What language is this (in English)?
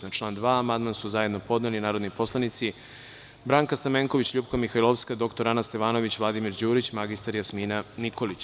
Serbian